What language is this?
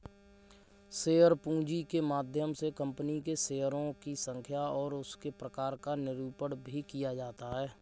Hindi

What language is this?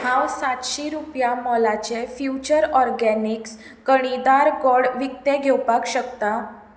Konkani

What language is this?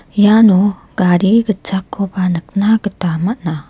Garo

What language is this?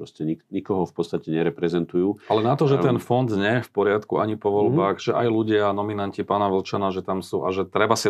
Slovak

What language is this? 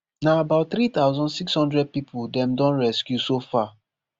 Nigerian Pidgin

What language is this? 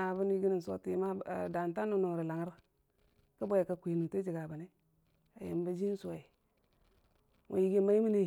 Dijim-Bwilim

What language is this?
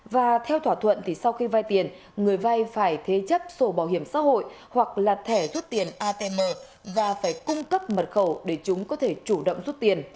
Vietnamese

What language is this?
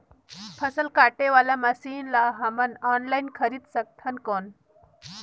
Chhattisgarhi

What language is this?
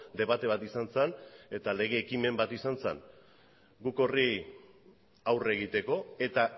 Basque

